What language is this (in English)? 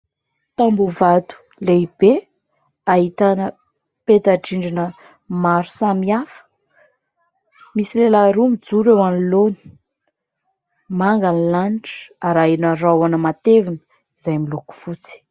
Malagasy